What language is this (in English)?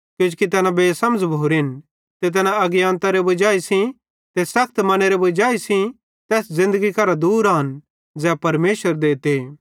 Bhadrawahi